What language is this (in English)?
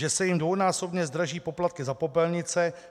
Czech